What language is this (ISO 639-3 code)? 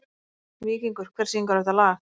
isl